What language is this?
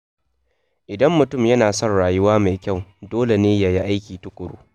Hausa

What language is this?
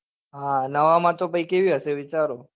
Gujarati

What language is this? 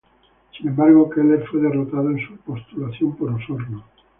Spanish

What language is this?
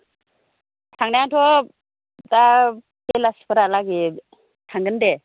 Bodo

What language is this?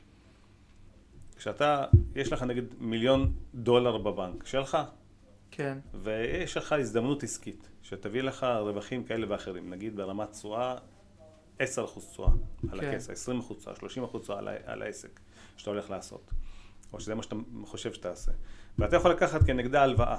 Hebrew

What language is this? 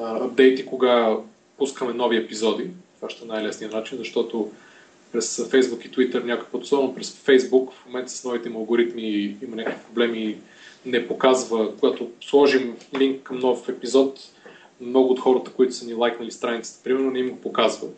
Bulgarian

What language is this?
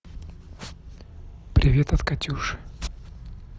Russian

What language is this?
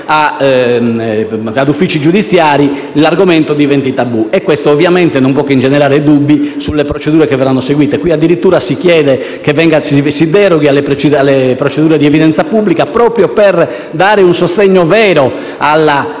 Italian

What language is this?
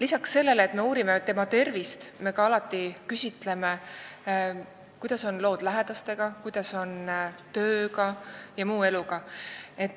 Estonian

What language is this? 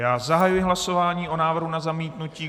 Czech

